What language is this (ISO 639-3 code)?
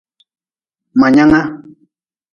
nmz